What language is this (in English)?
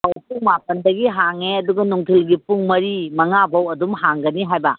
Manipuri